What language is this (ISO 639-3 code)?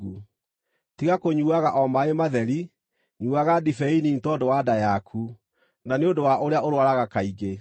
kik